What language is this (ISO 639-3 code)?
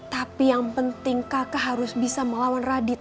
ind